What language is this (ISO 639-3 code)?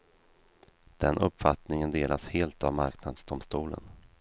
swe